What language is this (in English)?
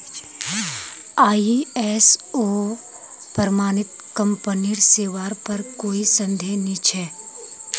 Magahi